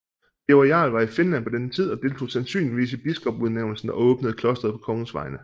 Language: Danish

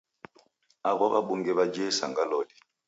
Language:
Taita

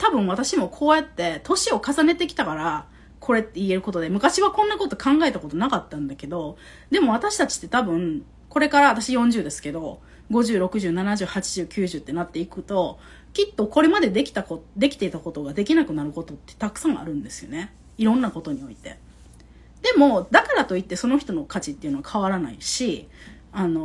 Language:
Japanese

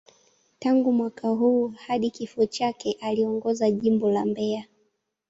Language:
Swahili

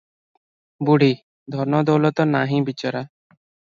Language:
Odia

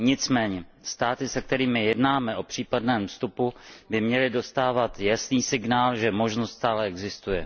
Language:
Czech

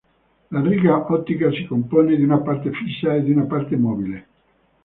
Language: Italian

